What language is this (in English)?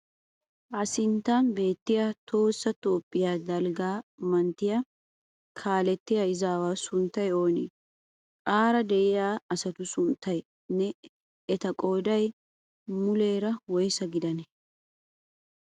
Wolaytta